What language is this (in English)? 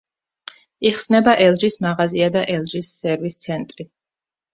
Georgian